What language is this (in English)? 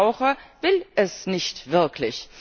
German